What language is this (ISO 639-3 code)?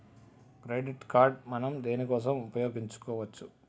tel